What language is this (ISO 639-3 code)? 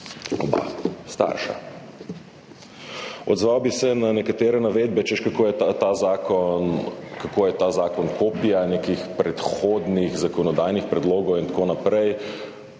slv